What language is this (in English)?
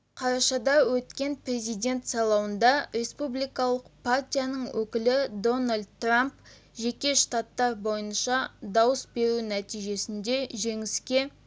Kazakh